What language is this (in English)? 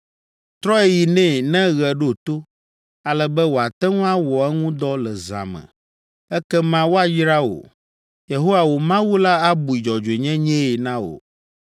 Ewe